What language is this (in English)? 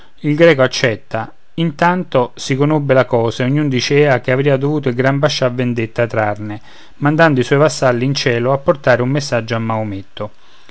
Italian